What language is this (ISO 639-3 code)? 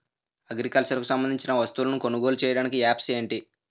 tel